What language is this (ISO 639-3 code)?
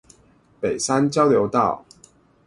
zho